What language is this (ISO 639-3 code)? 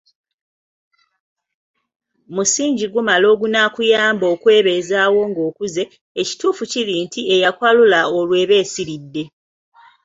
lug